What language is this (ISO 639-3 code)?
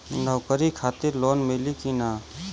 bho